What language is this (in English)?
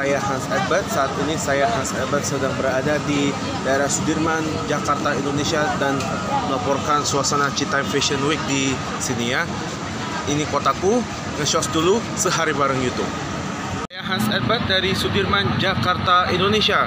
Indonesian